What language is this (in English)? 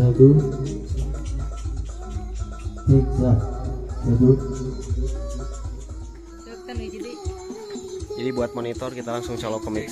Indonesian